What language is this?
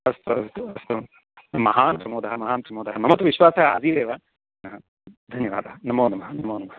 Sanskrit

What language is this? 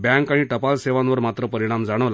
Marathi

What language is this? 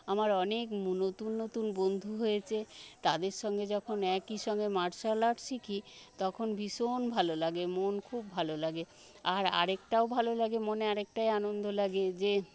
Bangla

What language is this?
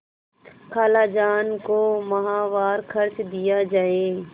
Hindi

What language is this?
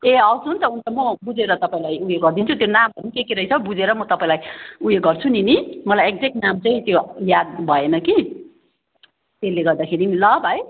Nepali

